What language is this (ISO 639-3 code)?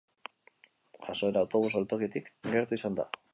eus